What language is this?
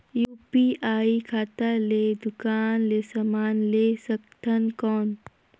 Chhattisgarhi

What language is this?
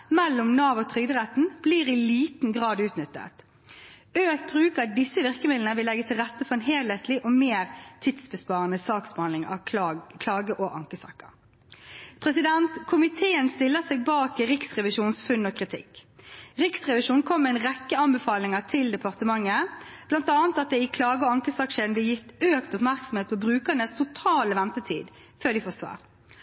Norwegian Bokmål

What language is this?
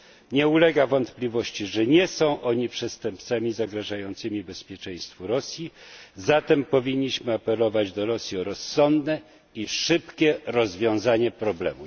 Polish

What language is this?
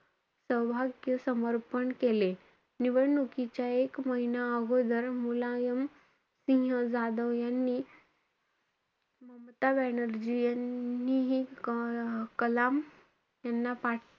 Marathi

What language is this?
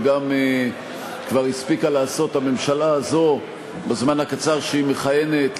Hebrew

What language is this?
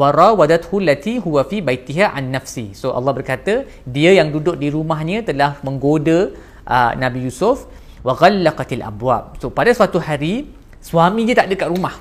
Malay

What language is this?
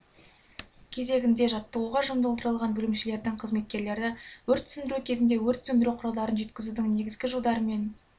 Kazakh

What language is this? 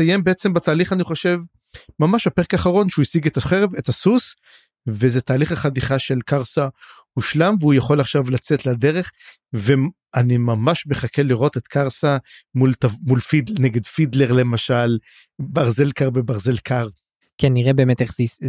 Hebrew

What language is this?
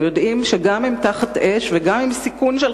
Hebrew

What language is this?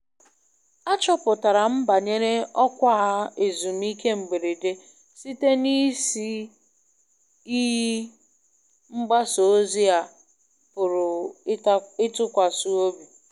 Igbo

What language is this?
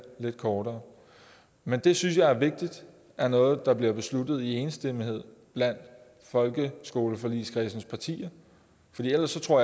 Danish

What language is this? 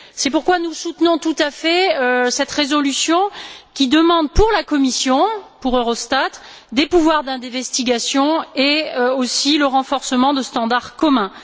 French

